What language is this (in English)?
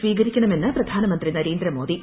Malayalam